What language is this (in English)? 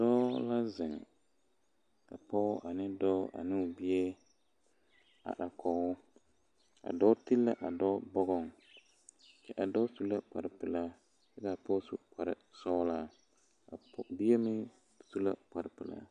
Southern Dagaare